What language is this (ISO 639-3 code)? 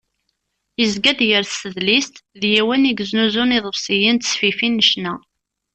kab